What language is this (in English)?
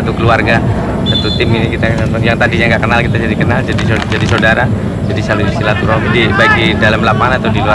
Indonesian